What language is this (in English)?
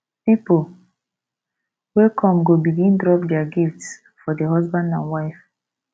Nigerian Pidgin